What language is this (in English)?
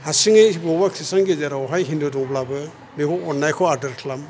Bodo